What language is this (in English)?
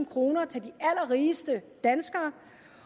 Danish